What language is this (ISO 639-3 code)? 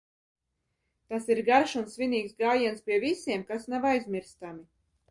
lav